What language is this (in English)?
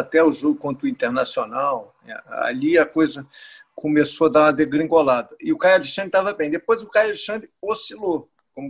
Portuguese